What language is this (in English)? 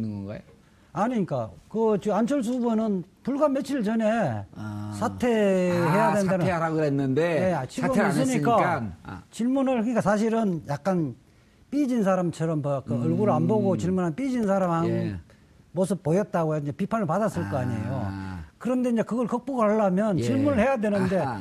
Korean